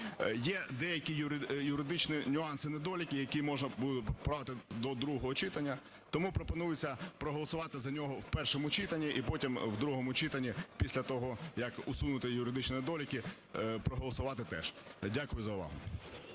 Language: Ukrainian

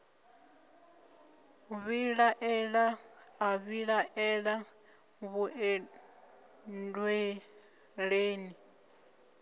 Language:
Venda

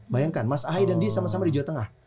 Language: Indonesian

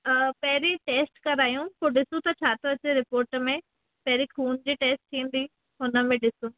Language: Sindhi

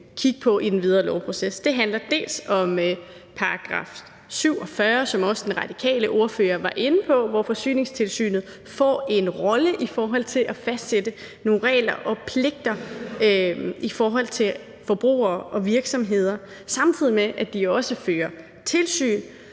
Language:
Danish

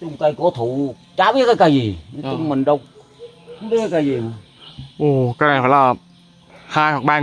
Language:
Vietnamese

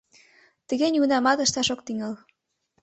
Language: Mari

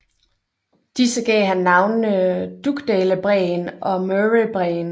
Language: Danish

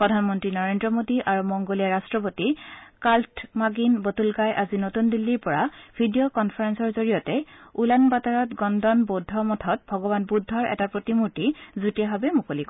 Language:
Assamese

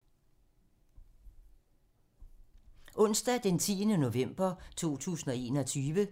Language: Danish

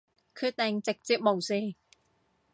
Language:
Cantonese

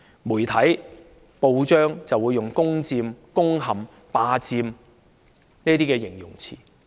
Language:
Cantonese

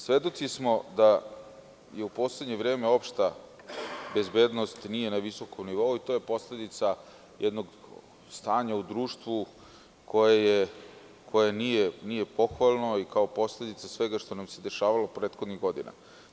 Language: Serbian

